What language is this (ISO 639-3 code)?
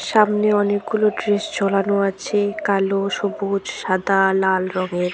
ben